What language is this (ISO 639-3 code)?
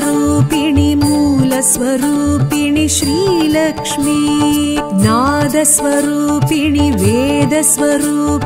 hin